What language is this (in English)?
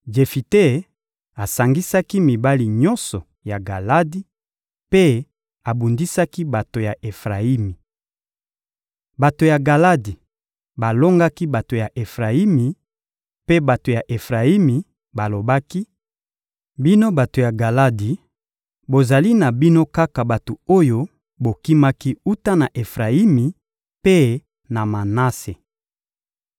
Lingala